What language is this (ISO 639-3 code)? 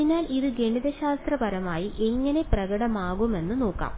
mal